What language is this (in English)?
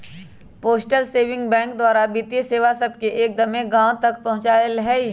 Magahi